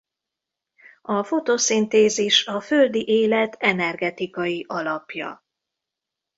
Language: Hungarian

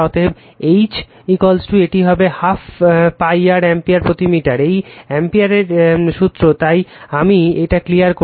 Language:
Bangla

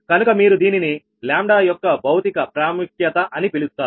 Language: Telugu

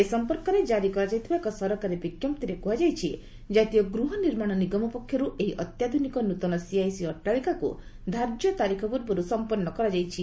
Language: Odia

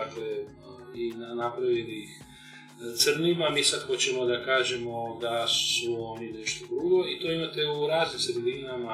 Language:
Croatian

